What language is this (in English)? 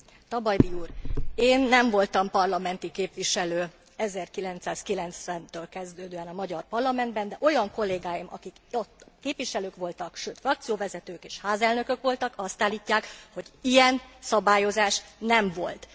Hungarian